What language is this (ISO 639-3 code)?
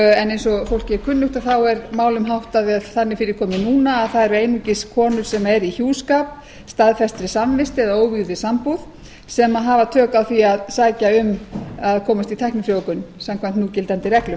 isl